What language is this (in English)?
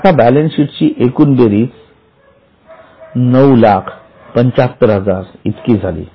Marathi